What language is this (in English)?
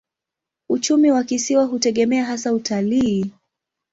Swahili